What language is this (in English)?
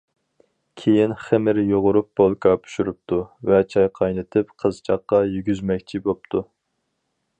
Uyghur